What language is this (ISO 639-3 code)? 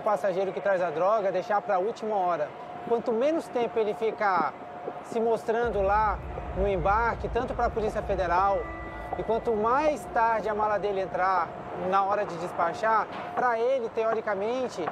por